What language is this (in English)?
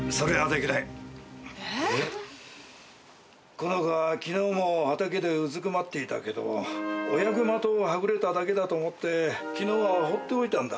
Japanese